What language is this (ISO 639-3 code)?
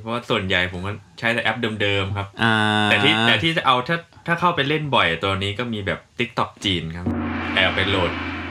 tha